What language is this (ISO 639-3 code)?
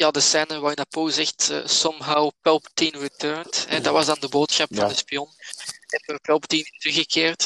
nld